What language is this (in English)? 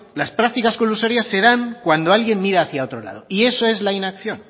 Spanish